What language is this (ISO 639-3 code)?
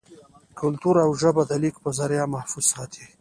pus